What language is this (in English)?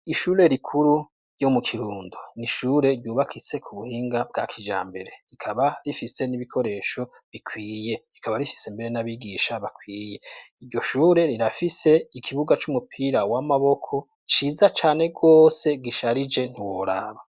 Rundi